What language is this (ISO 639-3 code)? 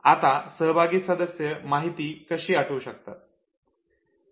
mar